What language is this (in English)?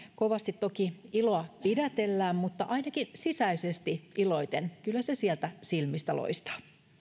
Finnish